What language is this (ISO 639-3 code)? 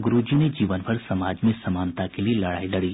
hin